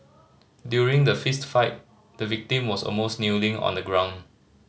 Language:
English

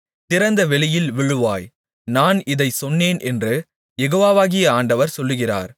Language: Tamil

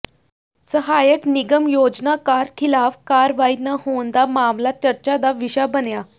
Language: Punjabi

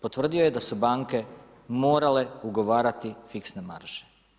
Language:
Croatian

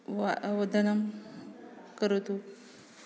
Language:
Sanskrit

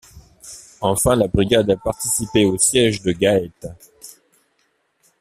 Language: French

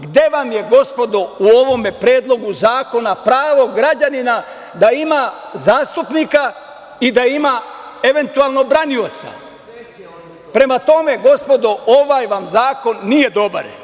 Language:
Serbian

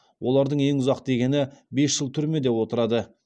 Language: Kazakh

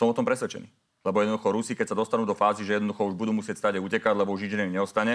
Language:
Slovak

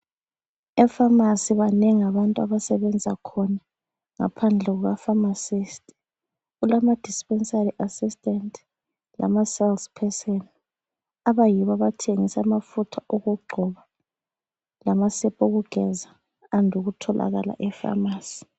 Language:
North Ndebele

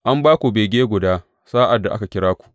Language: Hausa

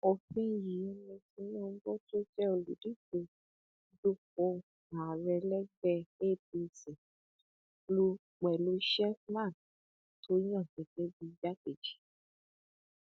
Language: Yoruba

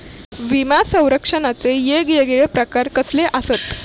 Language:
Marathi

